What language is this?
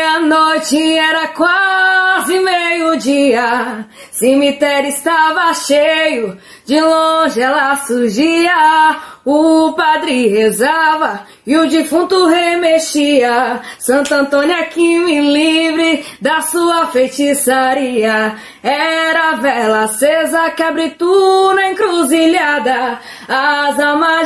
Portuguese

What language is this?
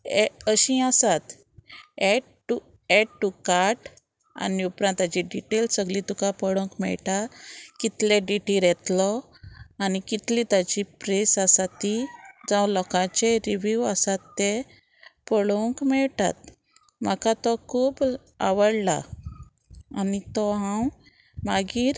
Konkani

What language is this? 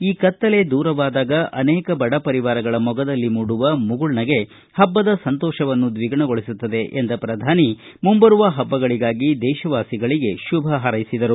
Kannada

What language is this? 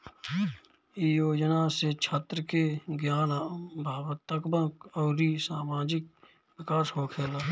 Bhojpuri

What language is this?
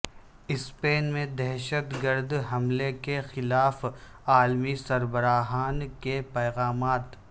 Urdu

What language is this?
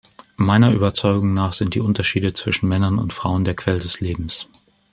German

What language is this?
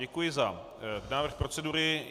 Czech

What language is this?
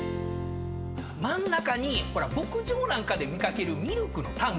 Japanese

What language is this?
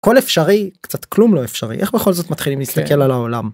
Hebrew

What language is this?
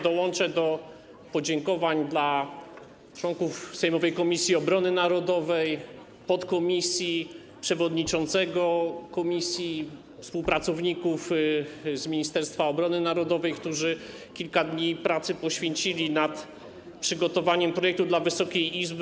Polish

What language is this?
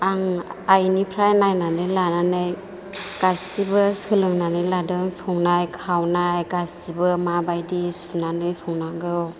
Bodo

